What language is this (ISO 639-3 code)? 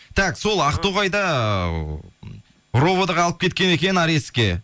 kaz